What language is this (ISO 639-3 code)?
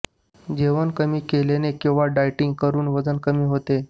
mar